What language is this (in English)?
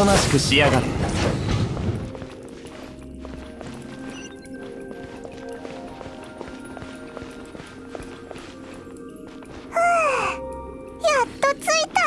Japanese